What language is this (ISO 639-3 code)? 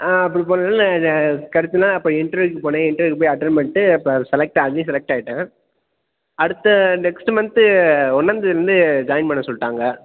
tam